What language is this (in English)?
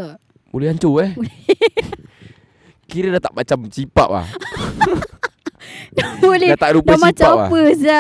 Malay